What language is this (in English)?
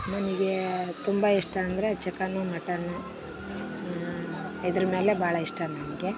Kannada